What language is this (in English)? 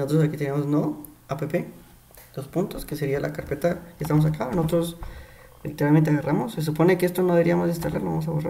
Spanish